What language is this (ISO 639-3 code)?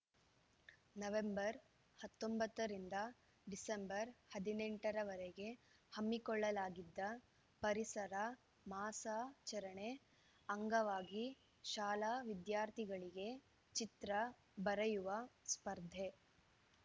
kan